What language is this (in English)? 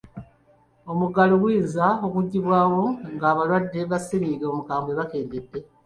Ganda